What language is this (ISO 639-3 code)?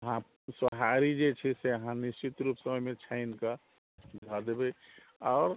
mai